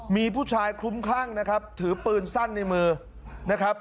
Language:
Thai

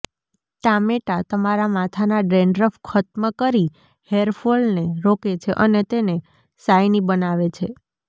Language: Gujarati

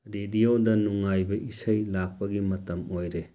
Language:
Manipuri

